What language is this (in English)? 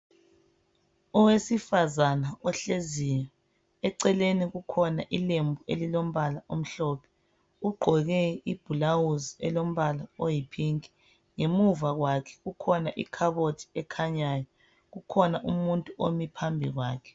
North Ndebele